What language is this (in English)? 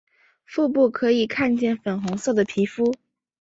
Chinese